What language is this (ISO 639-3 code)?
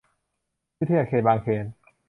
tha